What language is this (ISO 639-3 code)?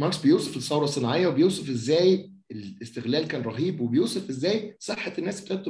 ara